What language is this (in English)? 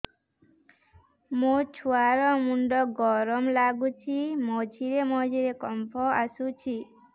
Odia